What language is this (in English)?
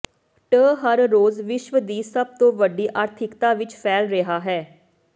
Punjabi